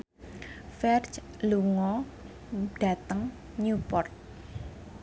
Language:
Javanese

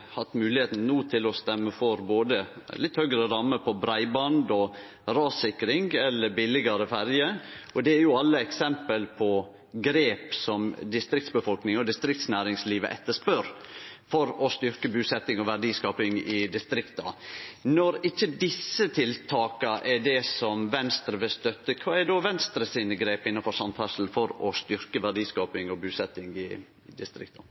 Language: Norwegian Nynorsk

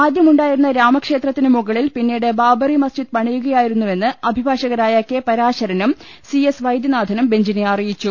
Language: Malayalam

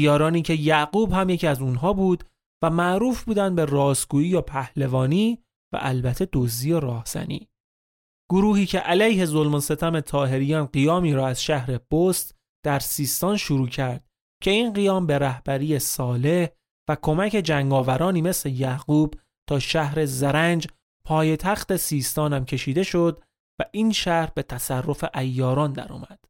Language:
Persian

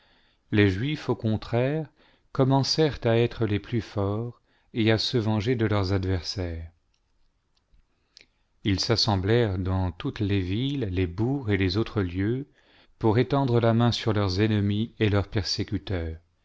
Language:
French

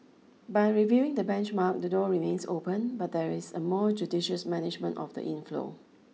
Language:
English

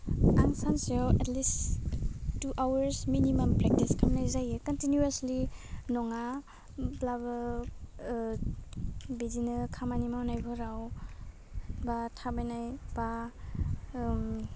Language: Bodo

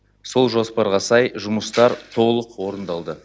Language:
Kazakh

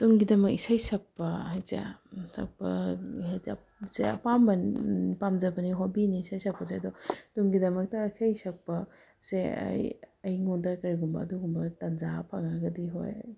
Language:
Manipuri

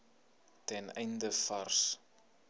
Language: Afrikaans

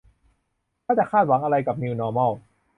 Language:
Thai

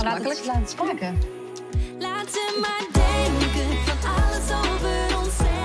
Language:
Dutch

